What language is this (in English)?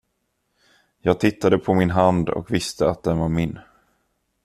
Swedish